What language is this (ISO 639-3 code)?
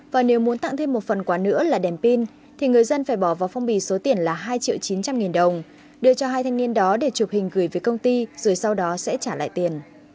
vie